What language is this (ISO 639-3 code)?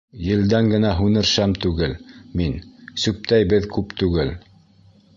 bak